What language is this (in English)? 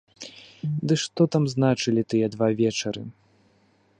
Belarusian